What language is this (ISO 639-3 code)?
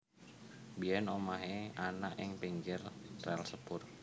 jav